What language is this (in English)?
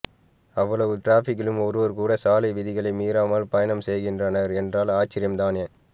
Tamil